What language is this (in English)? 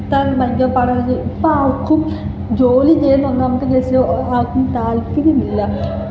Malayalam